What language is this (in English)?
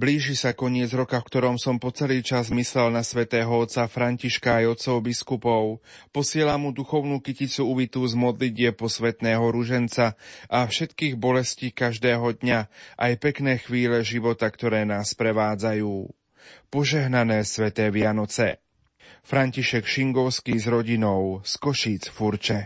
Slovak